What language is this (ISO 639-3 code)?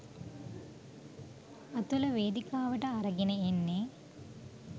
sin